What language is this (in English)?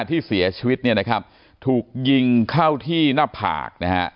Thai